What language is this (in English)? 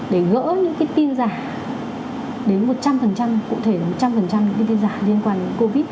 Vietnamese